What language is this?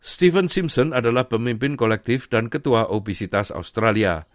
Indonesian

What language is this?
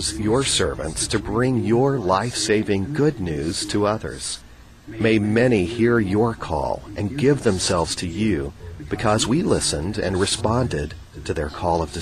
Filipino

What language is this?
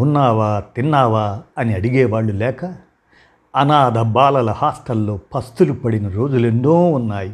Telugu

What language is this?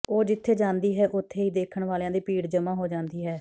Punjabi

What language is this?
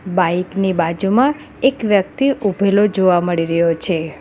Gujarati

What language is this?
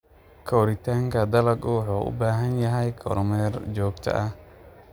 Somali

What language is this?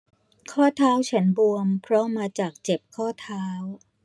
Thai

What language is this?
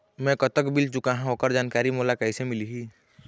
Chhattisgarhi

